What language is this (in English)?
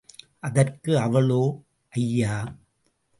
Tamil